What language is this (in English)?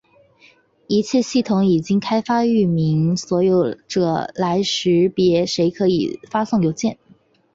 Chinese